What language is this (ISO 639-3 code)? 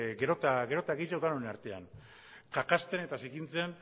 eus